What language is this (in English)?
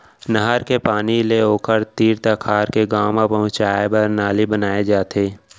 Chhattisgarhi